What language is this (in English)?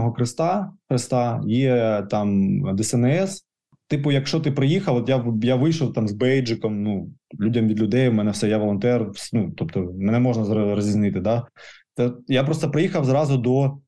Ukrainian